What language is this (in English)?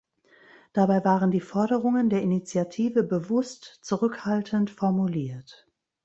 German